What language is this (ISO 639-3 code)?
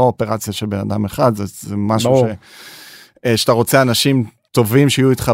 heb